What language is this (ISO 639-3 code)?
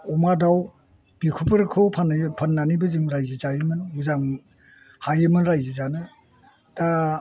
brx